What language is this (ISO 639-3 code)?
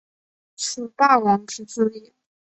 zho